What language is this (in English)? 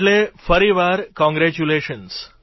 Gujarati